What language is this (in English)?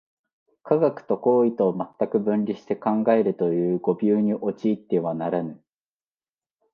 Japanese